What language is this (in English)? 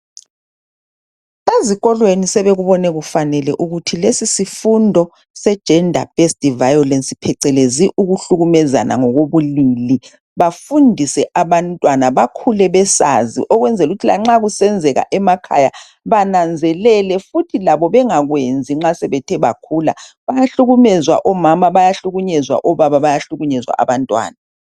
North Ndebele